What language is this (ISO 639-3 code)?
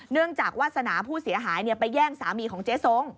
tha